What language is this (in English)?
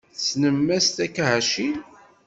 Kabyle